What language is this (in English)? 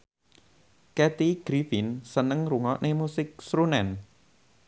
Javanese